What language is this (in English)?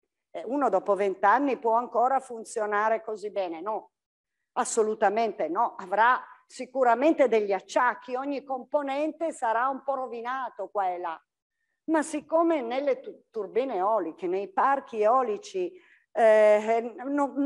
Italian